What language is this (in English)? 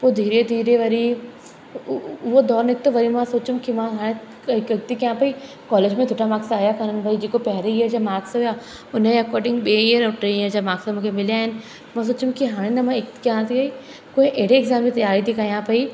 Sindhi